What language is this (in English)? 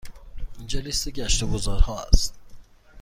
Persian